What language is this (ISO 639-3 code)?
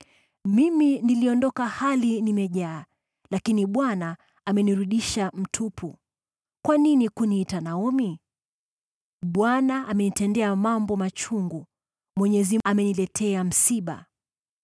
swa